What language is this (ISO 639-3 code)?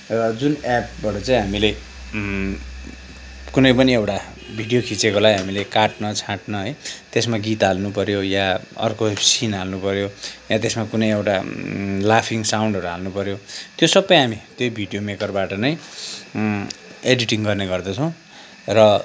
nep